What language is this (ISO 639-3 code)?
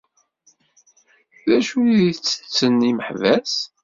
kab